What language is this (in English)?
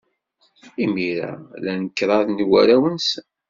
Kabyle